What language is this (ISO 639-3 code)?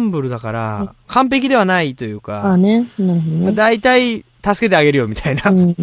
jpn